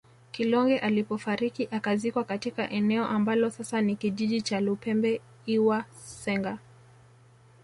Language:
Swahili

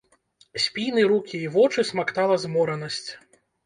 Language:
Belarusian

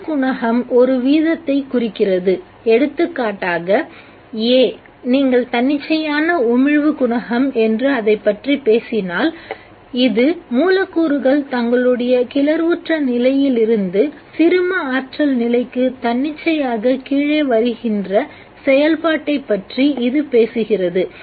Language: Tamil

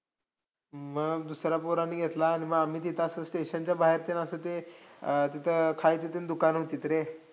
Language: Marathi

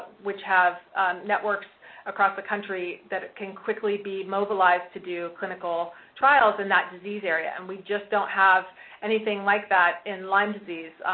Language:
English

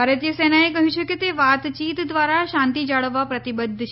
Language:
Gujarati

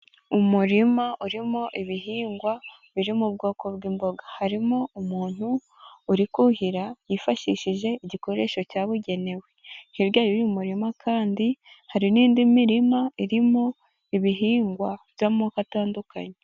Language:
Kinyarwanda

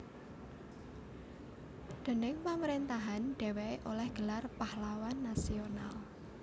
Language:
Javanese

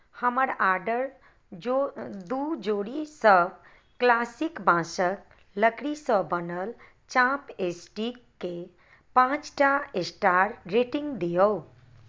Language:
Maithili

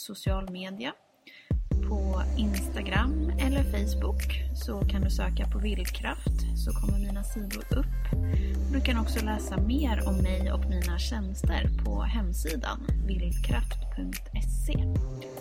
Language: Swedish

